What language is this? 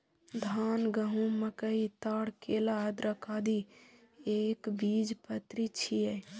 Maithili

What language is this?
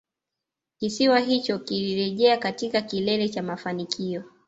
Swahili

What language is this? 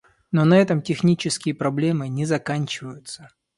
Russian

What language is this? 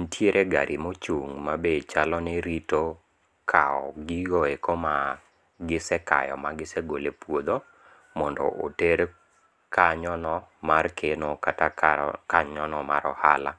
Luo (Kenya and Tanzania)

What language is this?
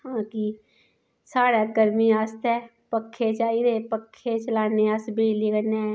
Dogri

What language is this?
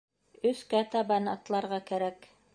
Bashkir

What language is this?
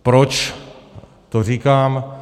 Czech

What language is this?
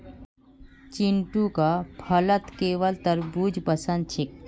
Magahi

